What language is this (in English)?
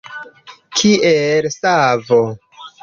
Esperanto